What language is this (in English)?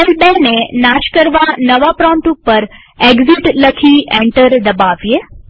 Gujarati